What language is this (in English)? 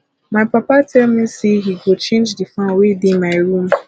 Nigerian Pidgin